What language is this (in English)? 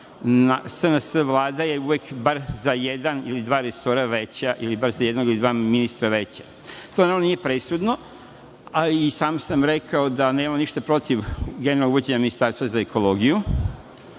Serbian